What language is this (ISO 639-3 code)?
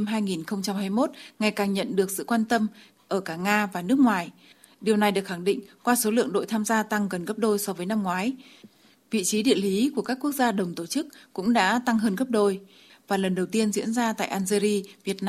vie